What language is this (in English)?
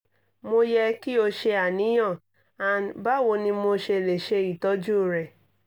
Yoruba